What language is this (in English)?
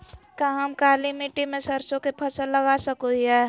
Magahi